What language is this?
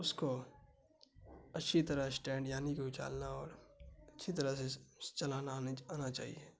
Urdu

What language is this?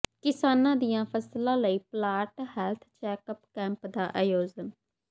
Punjabi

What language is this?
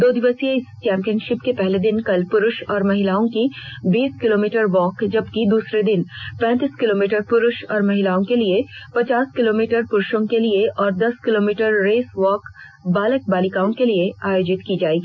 Hindi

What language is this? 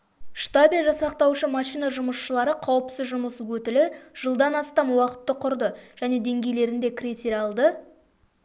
Kazakh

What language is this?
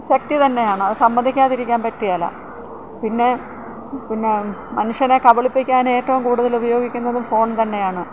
Malayalam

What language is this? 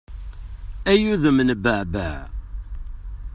Kabyle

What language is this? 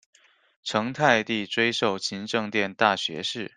Chinese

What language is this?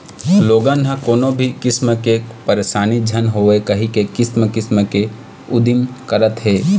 Chhattisgarhi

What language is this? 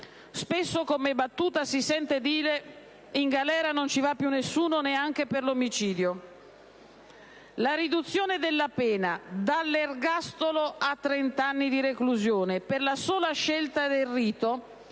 Italian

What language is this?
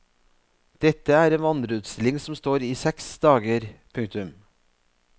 Norwegian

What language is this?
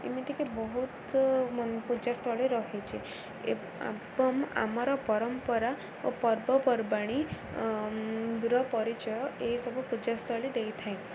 Odia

